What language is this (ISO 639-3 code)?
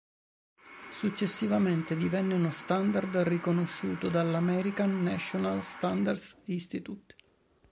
ita